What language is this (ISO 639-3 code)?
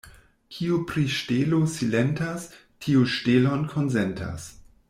epo